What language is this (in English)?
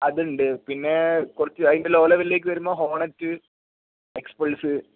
Malayalam